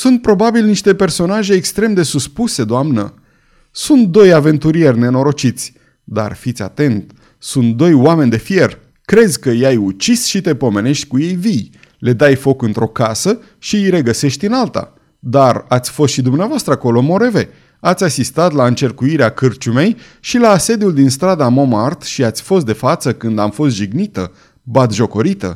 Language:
Romanian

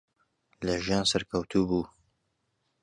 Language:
Central Kurdish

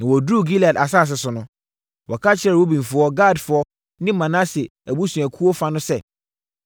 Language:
Akan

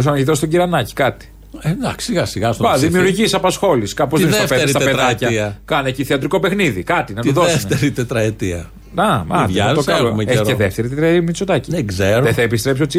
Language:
Greek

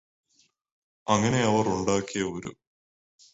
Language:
Malayalam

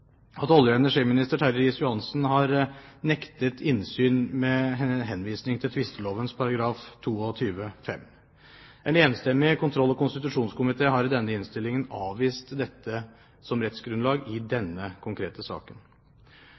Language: Norwegian Bokmål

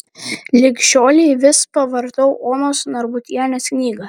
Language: Lithuanian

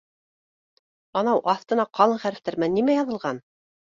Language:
Bashkir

